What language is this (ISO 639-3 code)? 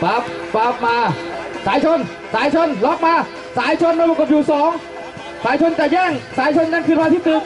tha